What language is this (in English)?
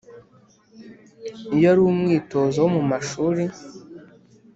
Kinyarwanda